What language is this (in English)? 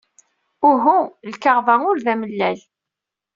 Kabyle